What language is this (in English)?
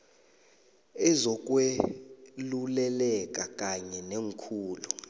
South Ndebele